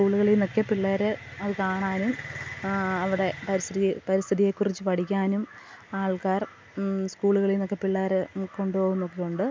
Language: Malayalam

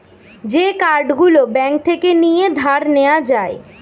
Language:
Bangla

